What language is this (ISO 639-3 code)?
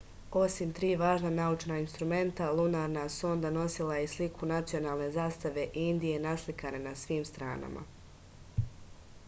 srp